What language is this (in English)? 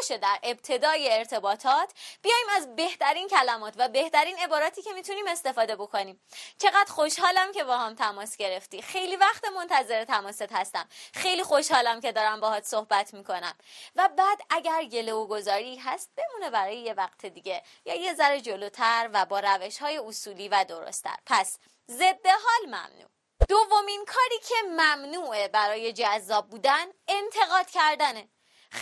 Persian